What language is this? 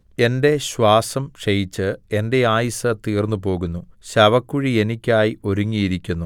Malayalam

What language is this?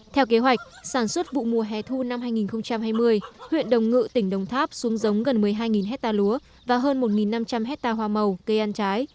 Vietnamese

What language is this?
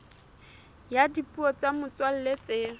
Southern Sotho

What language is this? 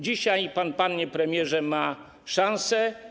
Polish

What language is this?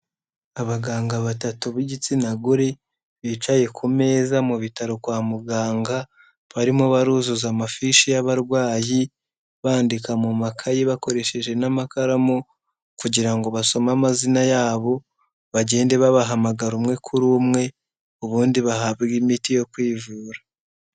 Kinyarwanda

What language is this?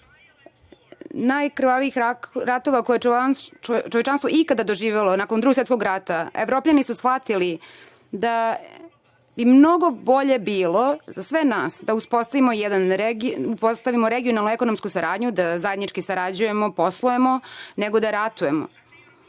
Serbian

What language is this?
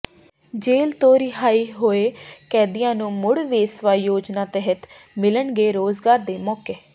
Punjabi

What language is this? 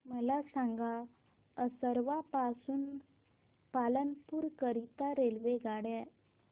Marathi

